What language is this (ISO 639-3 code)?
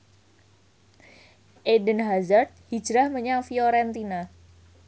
jav